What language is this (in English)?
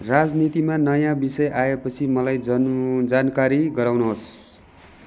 Nepali